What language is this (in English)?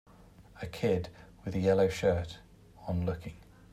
English